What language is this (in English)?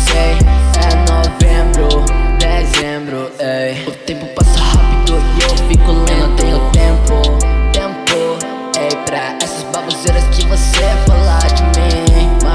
Spanish